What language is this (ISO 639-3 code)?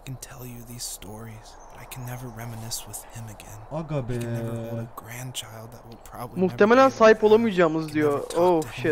tur